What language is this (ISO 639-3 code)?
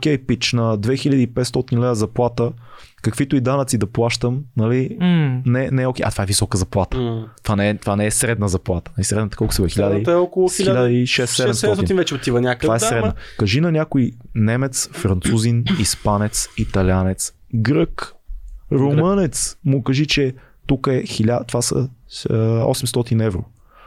bul